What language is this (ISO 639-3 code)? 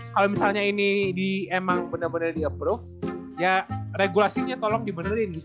ind